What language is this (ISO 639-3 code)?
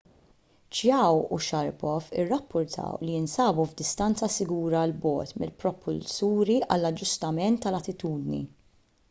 mlt